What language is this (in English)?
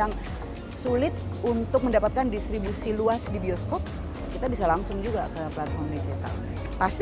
Indonesian